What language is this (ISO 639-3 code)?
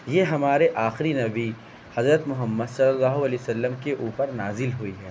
urd